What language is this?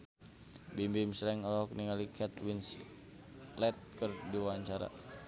Sundanese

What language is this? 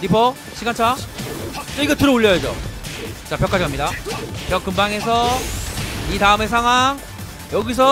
Korean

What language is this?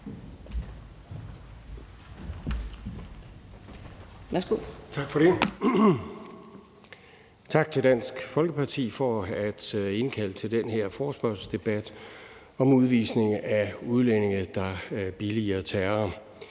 Danish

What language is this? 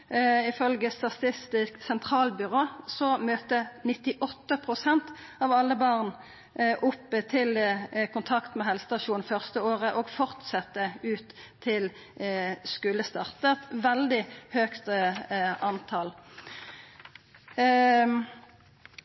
Norwegian Nynorsk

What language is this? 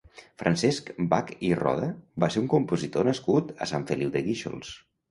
Catalan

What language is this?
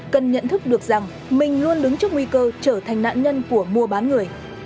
Vietnamese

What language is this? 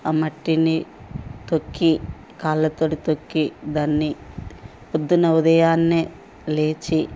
Telugu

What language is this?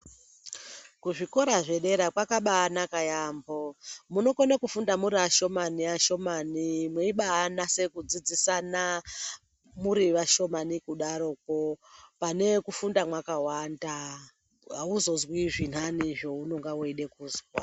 Ndau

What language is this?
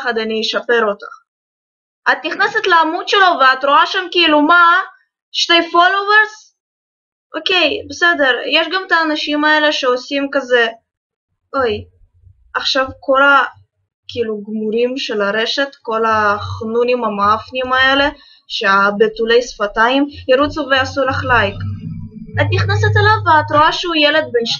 Hebrew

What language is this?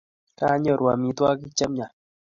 Kalenjin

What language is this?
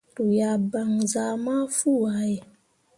Mundang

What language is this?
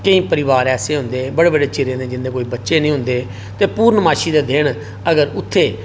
Dogri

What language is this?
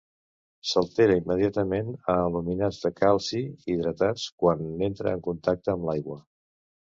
Catalan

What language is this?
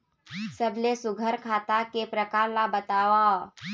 Chhattisgarhi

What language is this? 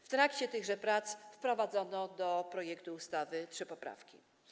Polish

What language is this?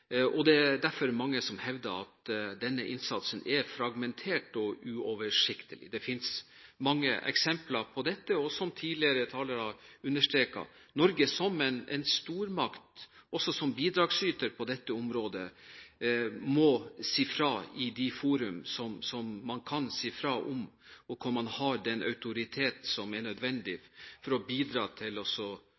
Norwegian Bokmål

